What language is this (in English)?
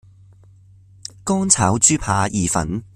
Cantonese